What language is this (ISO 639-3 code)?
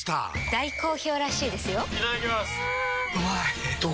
jpn